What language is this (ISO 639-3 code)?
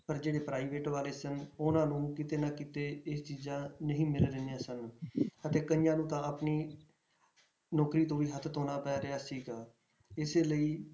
pan